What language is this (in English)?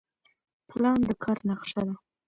Pashto